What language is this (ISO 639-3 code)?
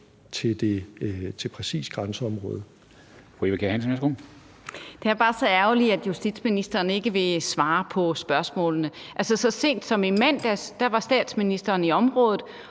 dan